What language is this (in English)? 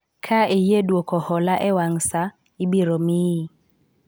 Luo (Kenya and Tanzania)